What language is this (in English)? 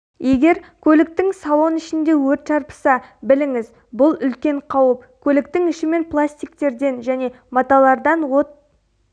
Kazakh